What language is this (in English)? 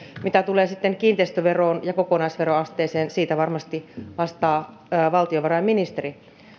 Finnish